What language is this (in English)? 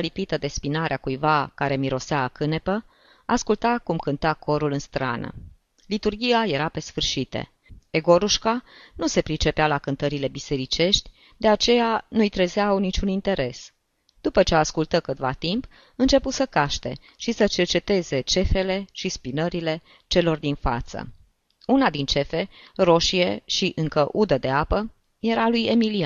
Romanian